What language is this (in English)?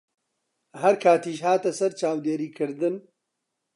Central Kurdish